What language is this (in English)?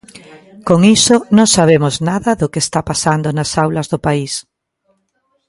Galician